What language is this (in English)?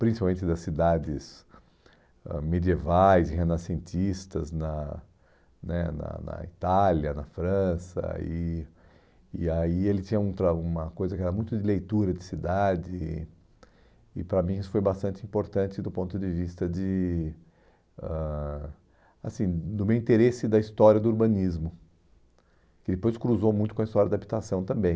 Portuguese